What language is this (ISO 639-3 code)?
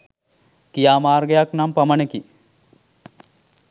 sin